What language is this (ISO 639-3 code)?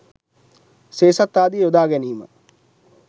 sin